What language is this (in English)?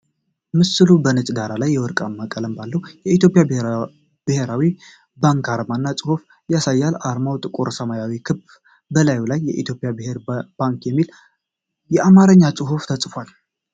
Amharic